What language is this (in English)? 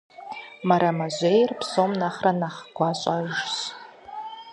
Kabardian